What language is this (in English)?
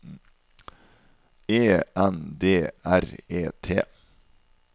Norwegian